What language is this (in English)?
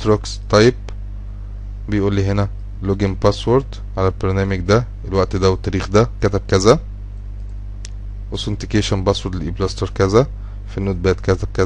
Arabic